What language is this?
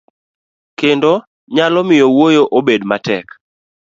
Luo (Kenya and Tanzania)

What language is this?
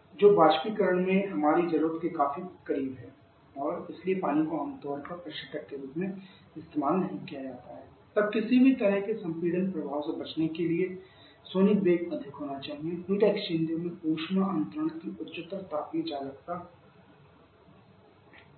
Hindi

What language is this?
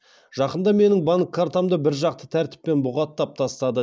Kazakh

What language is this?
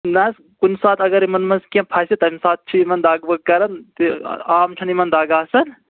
Kashmiri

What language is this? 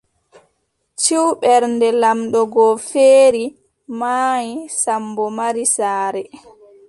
Adamawa Fulfulde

